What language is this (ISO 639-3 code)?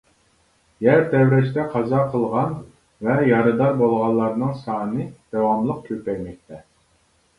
uig